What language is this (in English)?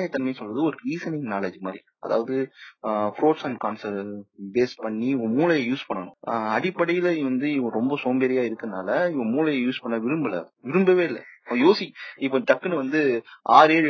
Tamil